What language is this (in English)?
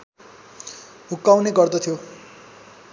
Nepali